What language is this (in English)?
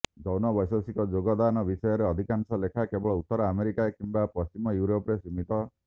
Odia